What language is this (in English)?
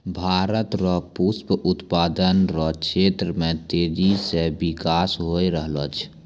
Maithili